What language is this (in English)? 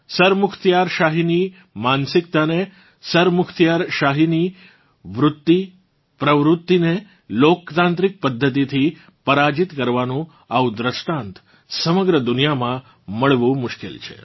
Gujarati